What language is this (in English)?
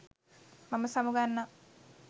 Sinhala